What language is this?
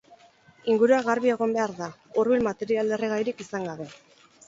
Basque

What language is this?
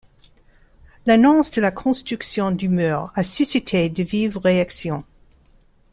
French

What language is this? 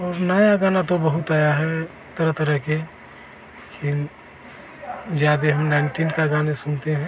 Hindi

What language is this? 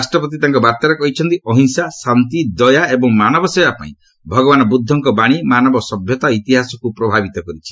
Odia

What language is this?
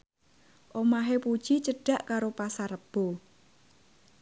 Javanese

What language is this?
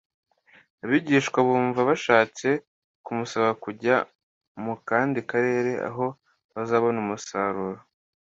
Kinyarwanda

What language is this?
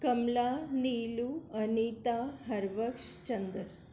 Sindhi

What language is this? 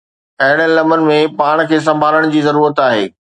Sindhi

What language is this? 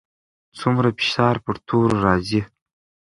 Pashto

